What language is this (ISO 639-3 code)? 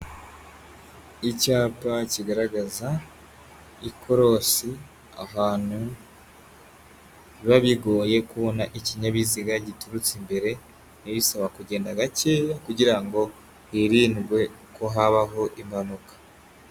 kin